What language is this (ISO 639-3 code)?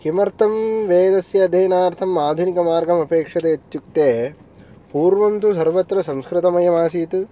san